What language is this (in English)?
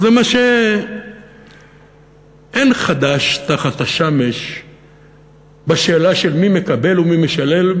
Hebrew